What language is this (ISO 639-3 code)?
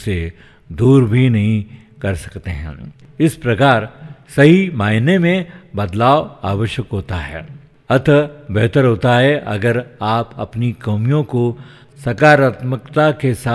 hin